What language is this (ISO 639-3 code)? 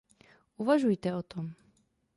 ces